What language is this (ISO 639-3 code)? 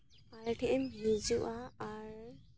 sat